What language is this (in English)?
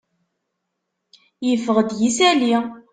Kabyle